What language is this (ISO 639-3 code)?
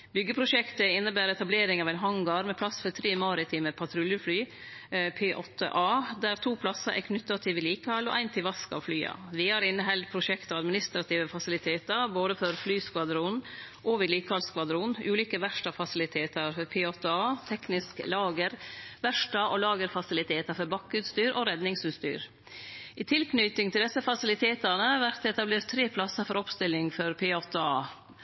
nno